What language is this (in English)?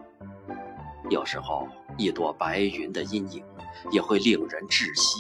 Chinese